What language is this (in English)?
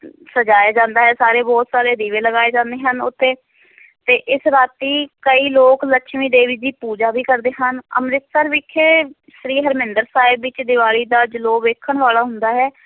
Punjabi